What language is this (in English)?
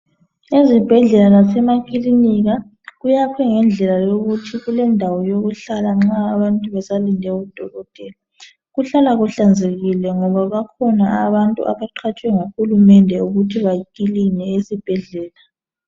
North Ndebele